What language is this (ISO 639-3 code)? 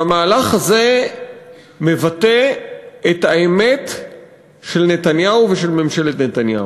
heb